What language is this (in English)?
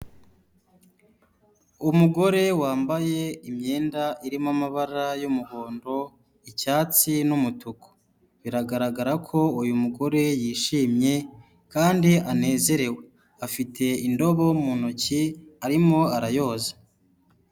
Kinyarwanda